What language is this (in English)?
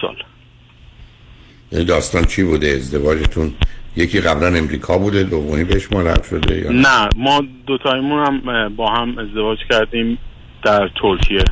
Persian